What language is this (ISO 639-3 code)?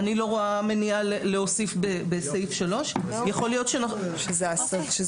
heb